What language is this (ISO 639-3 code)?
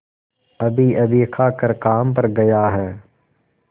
hin